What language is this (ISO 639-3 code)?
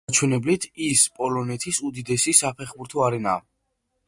kat